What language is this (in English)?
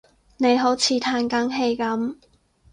Cantonese